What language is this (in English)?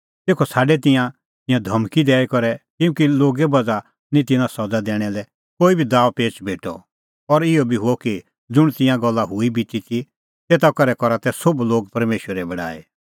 Kullu Pahari